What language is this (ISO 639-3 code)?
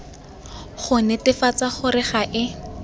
tsn